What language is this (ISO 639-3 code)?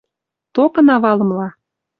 mrj